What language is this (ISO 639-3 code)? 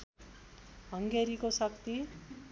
nep